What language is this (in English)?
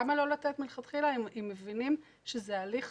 Hebrew